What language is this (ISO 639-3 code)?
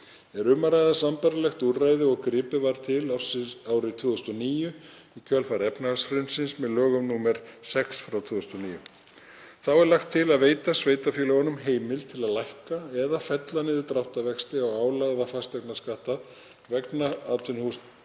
isl